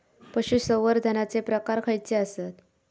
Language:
Marathi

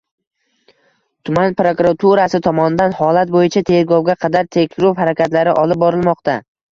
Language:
Uzbek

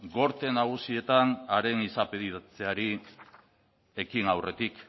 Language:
Basque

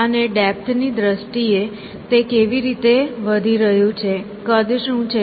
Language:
Gujarati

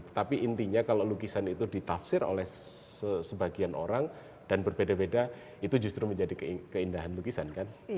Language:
Indonesian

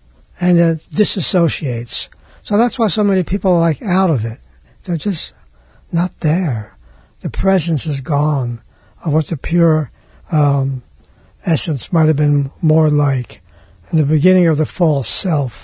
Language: English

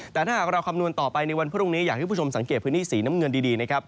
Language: Thai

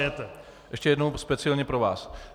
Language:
Czech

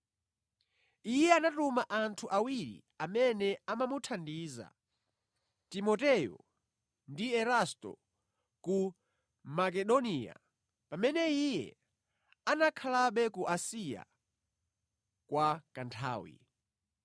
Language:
Nyanja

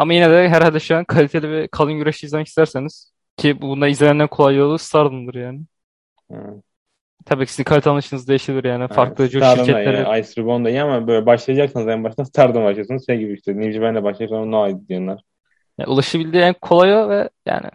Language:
Turkish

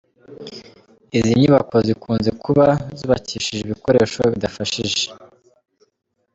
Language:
Kinyarwanda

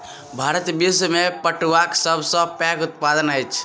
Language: Maithili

